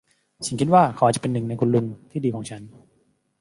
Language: Thai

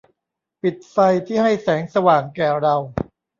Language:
Thai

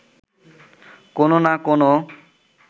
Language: Bangla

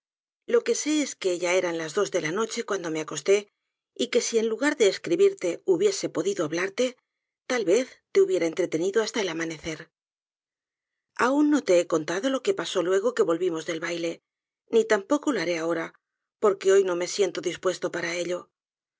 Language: Spanish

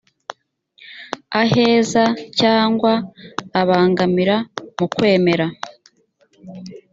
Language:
Kinyarwanda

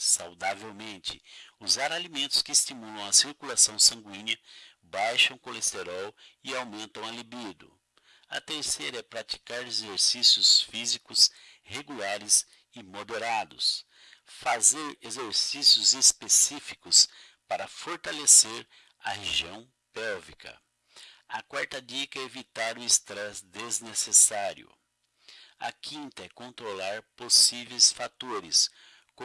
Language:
Portuguese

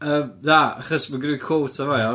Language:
Welsh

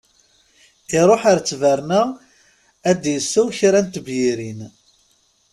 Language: Kabyle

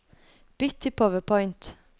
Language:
Norwegian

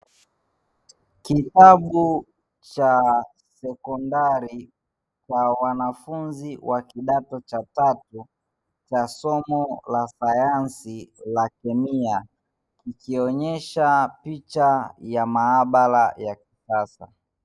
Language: Swahili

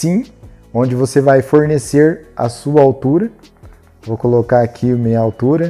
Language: Portuguese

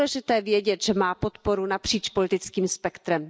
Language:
Czech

